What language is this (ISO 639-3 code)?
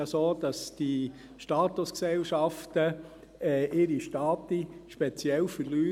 gsw